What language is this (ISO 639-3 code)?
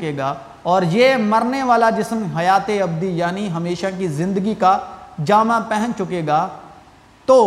urd